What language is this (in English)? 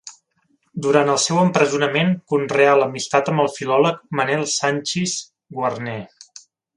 Catalan